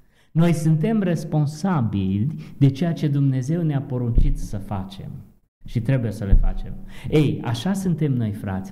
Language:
Romanian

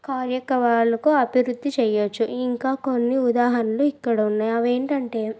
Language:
Telugu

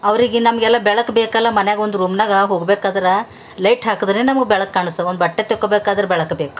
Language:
Kannada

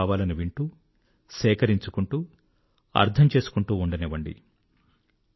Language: Telugu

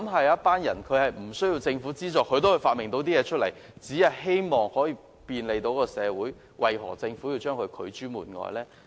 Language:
Cantonese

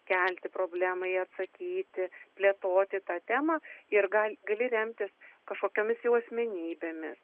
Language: Lithuanian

